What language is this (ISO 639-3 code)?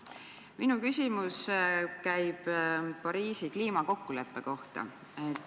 est